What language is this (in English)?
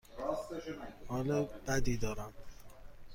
Persian